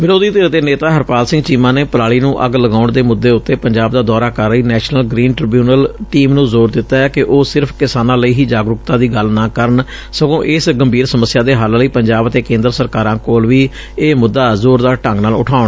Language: Punjabi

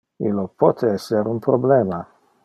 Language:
Interlingua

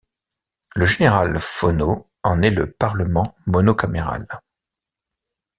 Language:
French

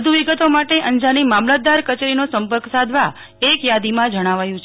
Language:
Gujarati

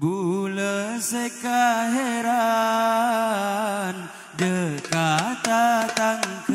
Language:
Malay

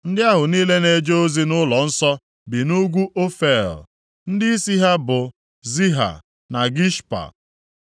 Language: Igbo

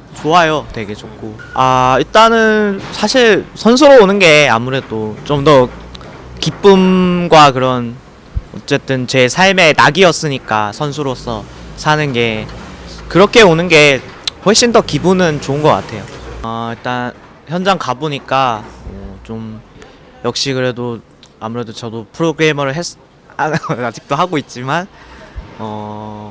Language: Korean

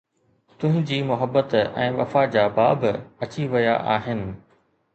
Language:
Sindhi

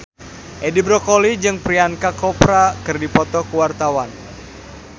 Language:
Sundanese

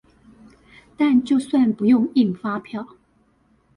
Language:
Chinese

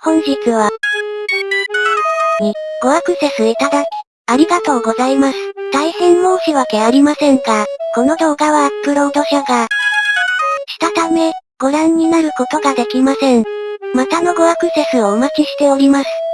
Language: Japanese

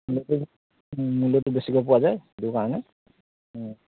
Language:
Assamese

